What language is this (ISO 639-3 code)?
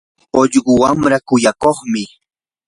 qur